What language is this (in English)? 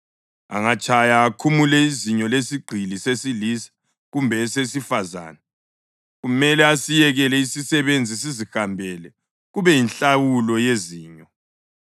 North Ndebele